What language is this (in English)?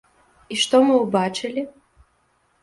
Belarusian